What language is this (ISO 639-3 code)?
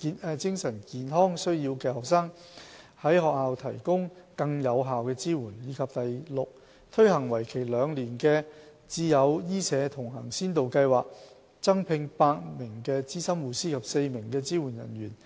yue